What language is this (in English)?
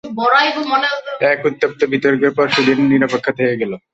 Bangla